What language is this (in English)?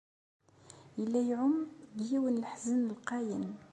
Kabyle